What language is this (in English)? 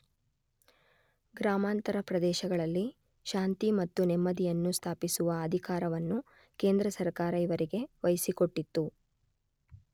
Kannada